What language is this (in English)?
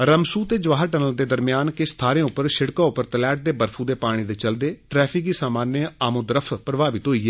Dogri